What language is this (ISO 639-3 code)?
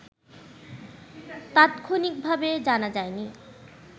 ben